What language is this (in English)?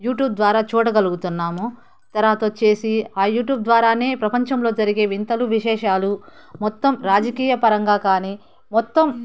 Telugu